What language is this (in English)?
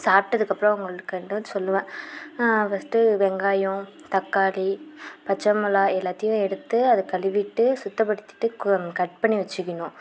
Tamil